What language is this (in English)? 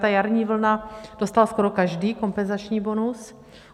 Czech